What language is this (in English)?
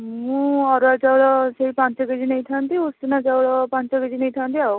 Odia